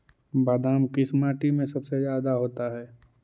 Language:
Magahi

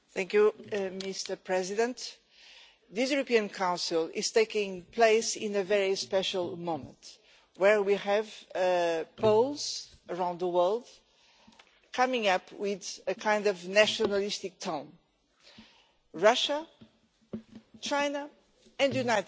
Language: English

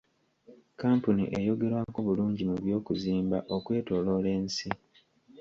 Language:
Ganda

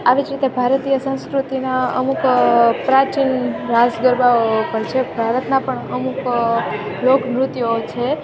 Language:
Gujarati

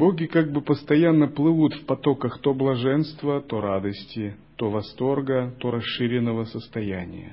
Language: Russian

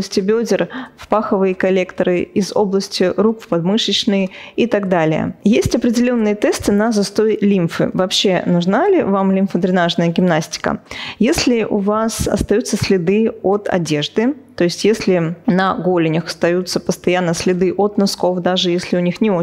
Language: Russian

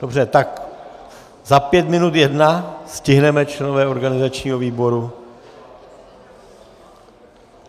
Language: Czech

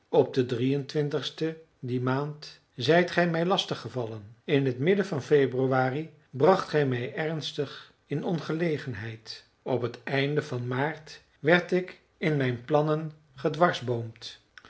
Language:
Dutch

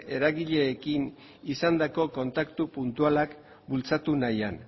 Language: Basque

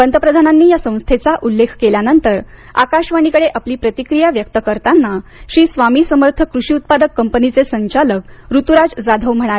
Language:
Marathi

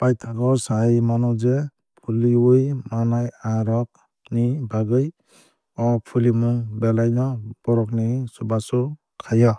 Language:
Kok Borok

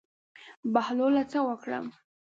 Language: Pashto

